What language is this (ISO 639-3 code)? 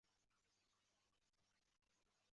zho